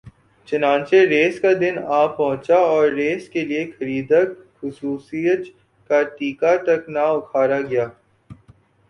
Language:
Urdu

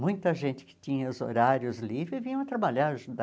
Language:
Portuguese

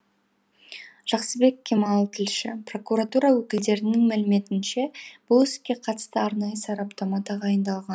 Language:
Kazakh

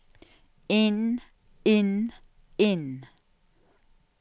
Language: Norwegian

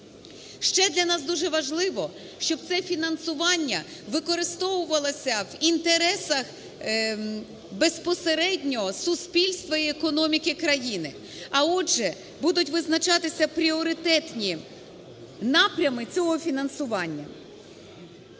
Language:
Ukrainian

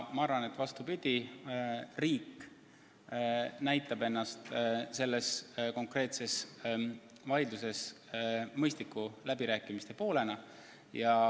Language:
Estonian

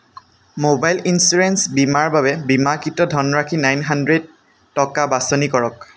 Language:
Assamese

